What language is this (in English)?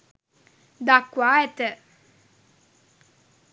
Sinhala